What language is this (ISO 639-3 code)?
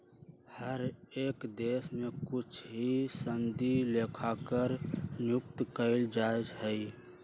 mag